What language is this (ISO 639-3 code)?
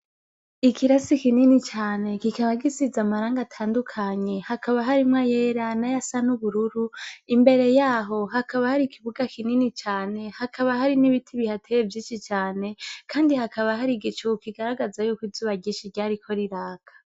run